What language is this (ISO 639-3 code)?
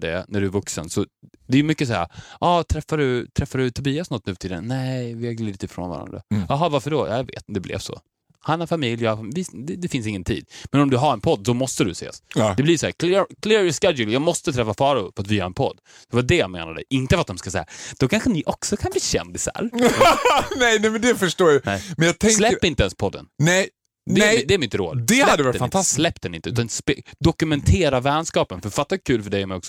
swe